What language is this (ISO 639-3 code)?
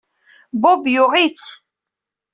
kab